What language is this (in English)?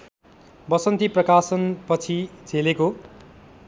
Nepali